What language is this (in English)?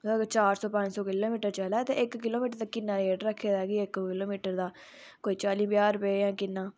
Dogri